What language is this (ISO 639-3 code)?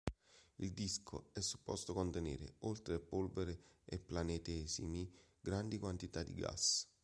ita